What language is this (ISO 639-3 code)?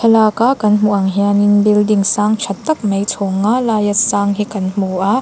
lus